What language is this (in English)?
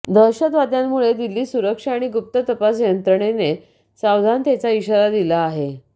Marathi